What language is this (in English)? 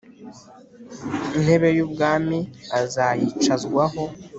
Kinyarwanda